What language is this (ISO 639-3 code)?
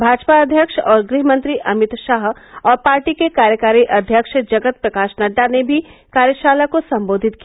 hin